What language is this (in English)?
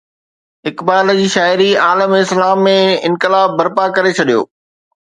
Sindhi